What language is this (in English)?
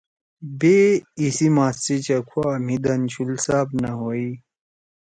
Torwali